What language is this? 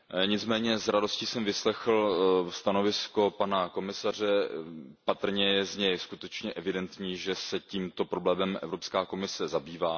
Czech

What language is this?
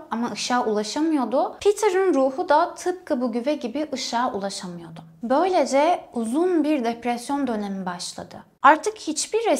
Turkish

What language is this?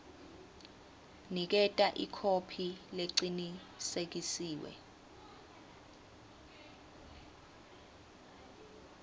Swati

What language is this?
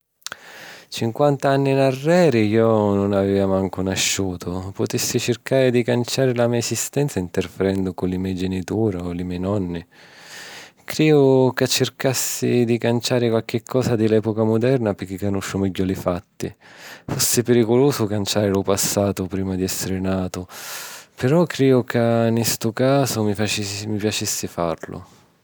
Sicilian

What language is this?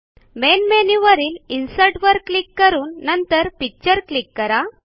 Marathi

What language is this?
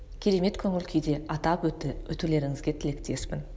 Kazakh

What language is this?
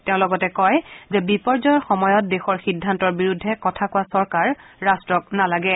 Assamese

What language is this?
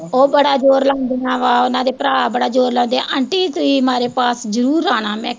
Punjabi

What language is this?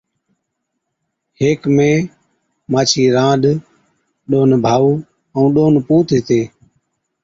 Od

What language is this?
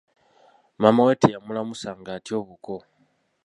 Ganda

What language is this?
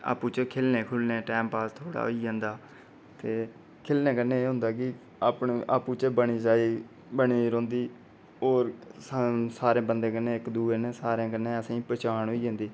Dogri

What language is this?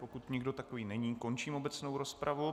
Czech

